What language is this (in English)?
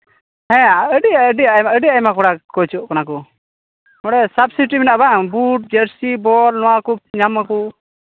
Santali